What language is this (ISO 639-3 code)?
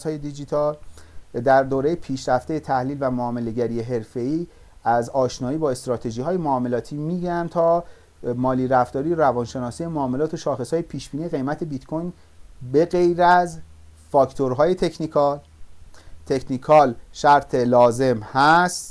fas